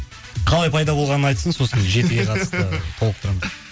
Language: Kazakh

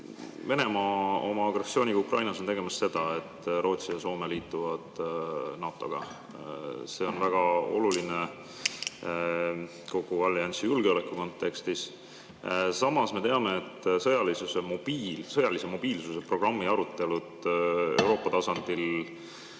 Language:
Estonian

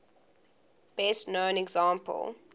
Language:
English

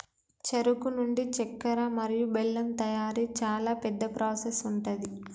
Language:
Telugu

